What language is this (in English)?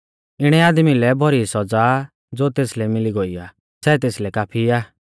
Mahasu Pahari